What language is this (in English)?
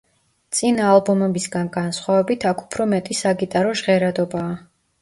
Georgian